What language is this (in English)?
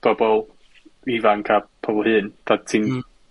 Welsh